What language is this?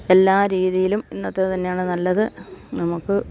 Malayalam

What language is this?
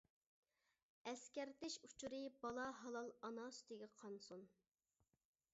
Uyghur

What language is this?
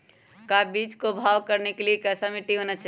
Magahi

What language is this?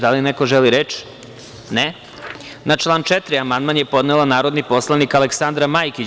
Serbian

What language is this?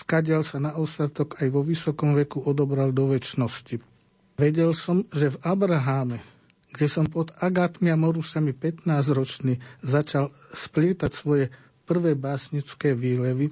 Slovak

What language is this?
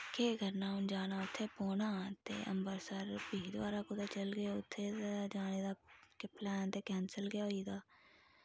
Dogri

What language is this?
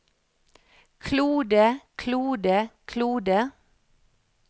Norwegian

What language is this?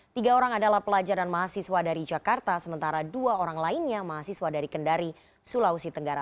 Indonesian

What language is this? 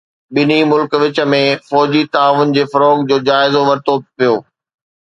Sindhi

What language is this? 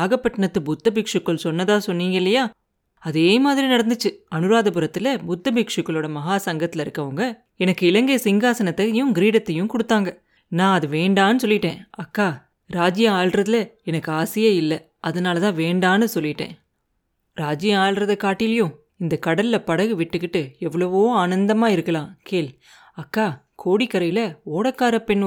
Tamil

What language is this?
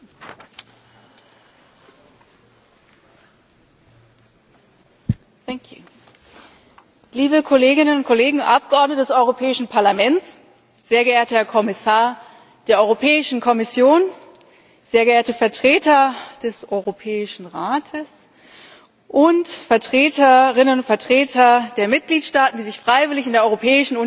German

